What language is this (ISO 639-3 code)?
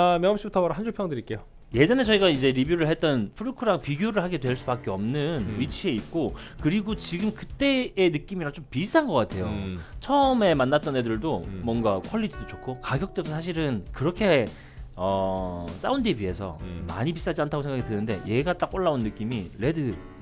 kor